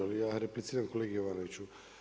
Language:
Croatian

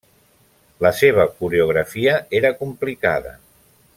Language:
Catalan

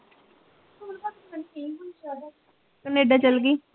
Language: Punjabi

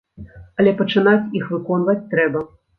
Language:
Belarusian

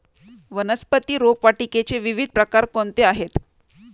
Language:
Marathi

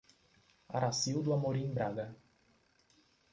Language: Portuguese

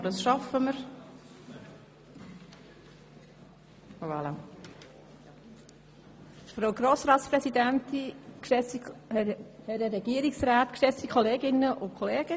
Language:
Swiss German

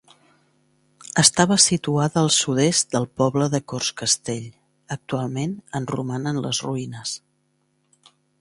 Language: Catalan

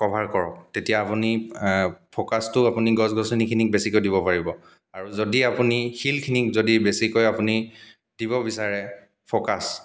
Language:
Assamese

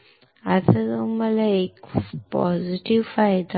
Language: Marathi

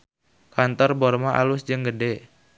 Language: Sundanese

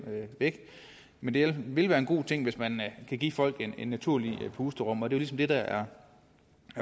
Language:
Danish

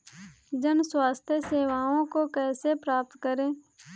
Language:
Hindi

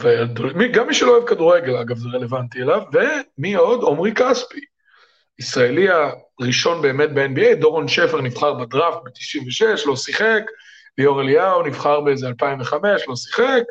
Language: Hebrew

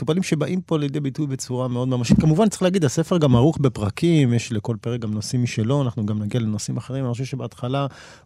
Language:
Hebrew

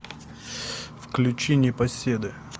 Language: Russian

